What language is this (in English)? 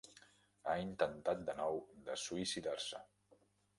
Catalan